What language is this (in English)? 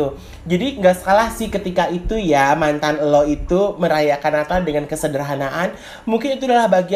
Indonesian